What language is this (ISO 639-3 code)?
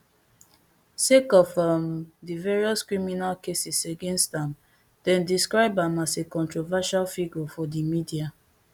pcm